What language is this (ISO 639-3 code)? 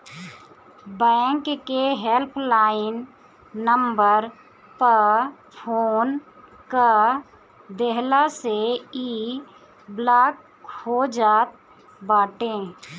bho